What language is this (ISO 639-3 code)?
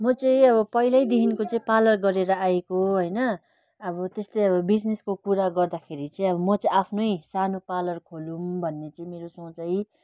nep